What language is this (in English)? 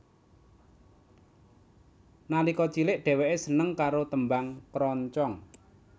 Javanese